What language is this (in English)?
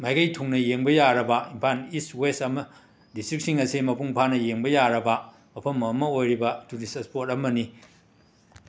Manipuri